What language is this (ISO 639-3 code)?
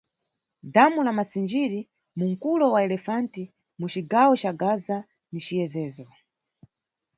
nyu